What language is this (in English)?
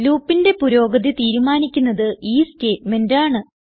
Malayalam